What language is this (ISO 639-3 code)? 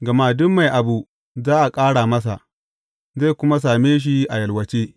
hau